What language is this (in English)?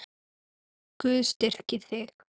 Icelandic